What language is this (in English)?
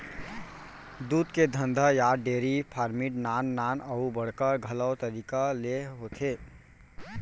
Chhattisgarhi